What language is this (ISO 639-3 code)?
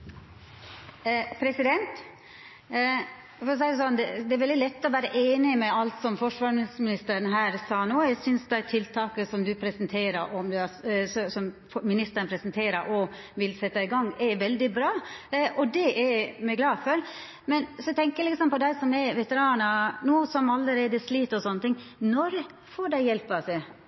nor